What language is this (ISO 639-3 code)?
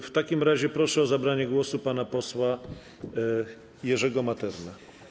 pol